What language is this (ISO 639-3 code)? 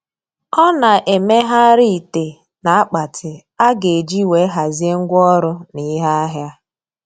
ibo